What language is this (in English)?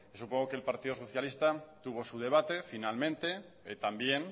Spanish